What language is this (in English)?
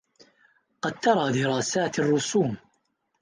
Arabic